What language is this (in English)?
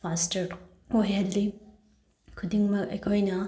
Manipuri